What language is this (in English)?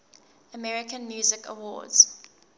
English